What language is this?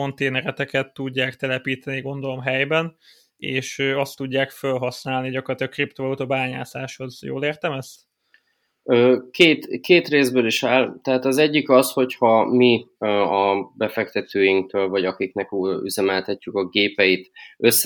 Hungarian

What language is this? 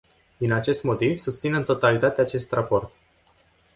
Romanian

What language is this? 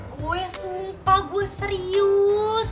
Indonesian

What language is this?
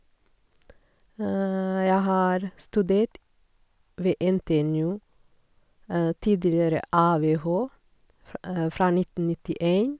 Norwegian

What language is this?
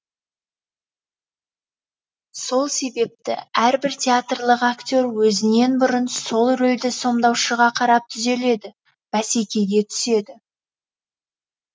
Kazakh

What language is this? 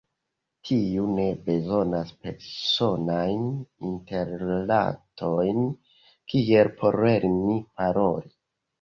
Esperanto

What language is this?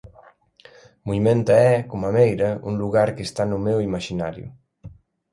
Galician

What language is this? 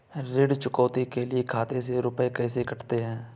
Hindi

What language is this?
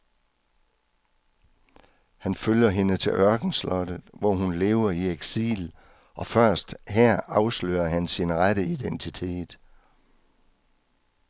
Danish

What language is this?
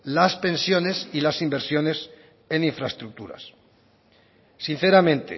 Spanish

